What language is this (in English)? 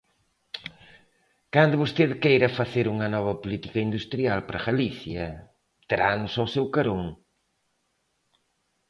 Galician